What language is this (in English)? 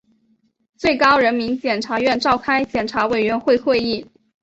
Chinese